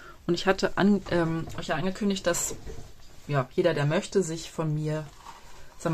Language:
German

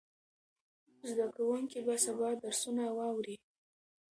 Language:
Pashto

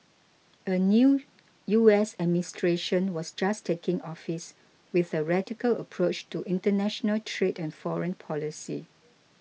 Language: English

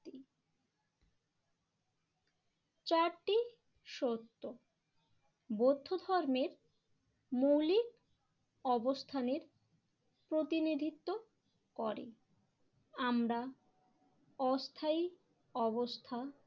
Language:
Bangla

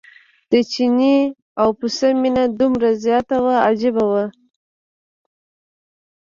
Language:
Pashto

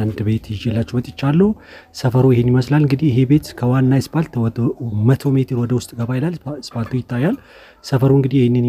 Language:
Arabic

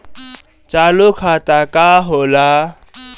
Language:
Bhojpuri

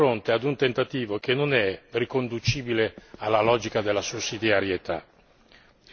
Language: Italian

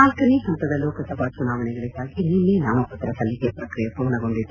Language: Kannada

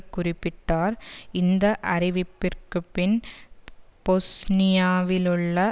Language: Tamil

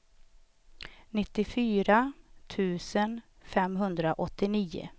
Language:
Swedish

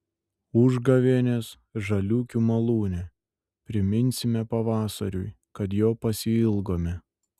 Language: Lithuanian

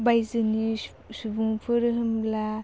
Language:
Bodo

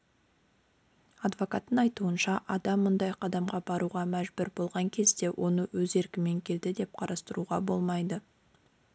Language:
Kazakh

